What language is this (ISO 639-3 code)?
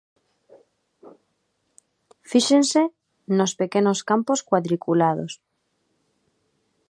glg